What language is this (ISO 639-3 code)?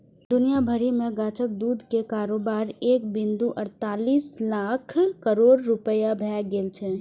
mai